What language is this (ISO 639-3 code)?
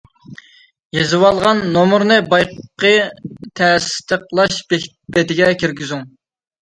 uig